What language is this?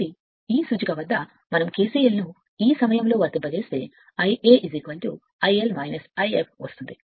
Telugu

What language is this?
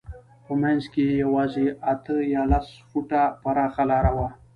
Pashto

